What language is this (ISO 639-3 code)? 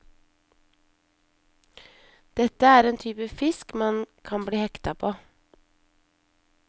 nor